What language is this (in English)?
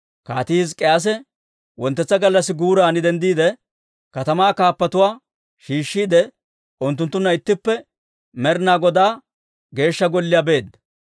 Dawro